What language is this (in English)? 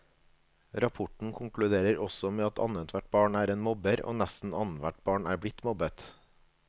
Norwegian